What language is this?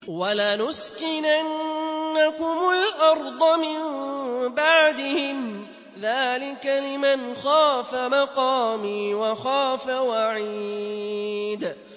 Arabic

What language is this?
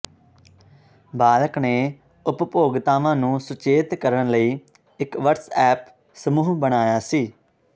Punjabi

